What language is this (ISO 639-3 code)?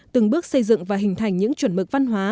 vie